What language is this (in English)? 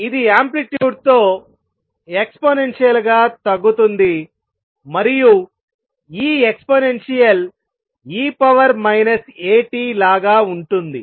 Telugu